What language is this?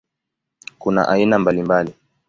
Swahili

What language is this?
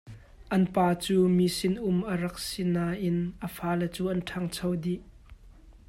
Hakha Chin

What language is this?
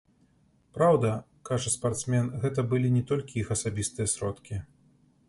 Belarusian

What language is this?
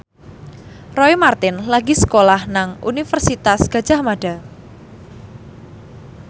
Javanese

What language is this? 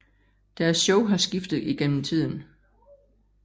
Danish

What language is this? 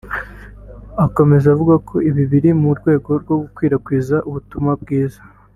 Kinyarwanda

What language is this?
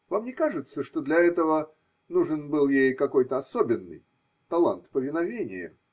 Russian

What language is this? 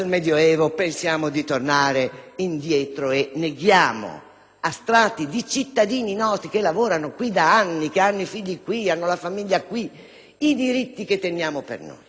Italian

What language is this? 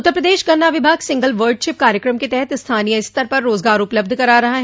Hindi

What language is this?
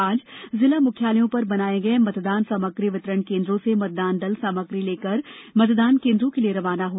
Hindi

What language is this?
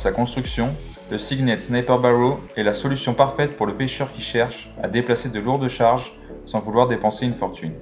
French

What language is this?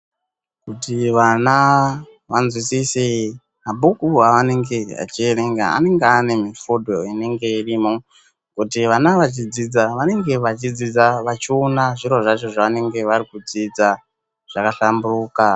Ndau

